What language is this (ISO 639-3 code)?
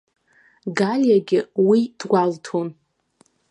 abk